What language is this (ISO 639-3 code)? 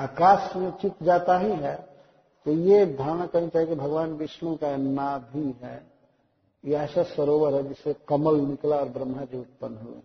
hin